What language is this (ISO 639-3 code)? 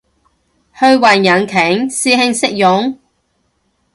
yue